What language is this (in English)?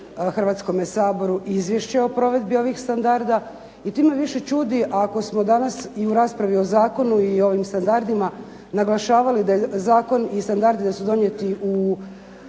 Croatian